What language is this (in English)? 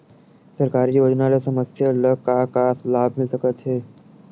Chhattisgarhi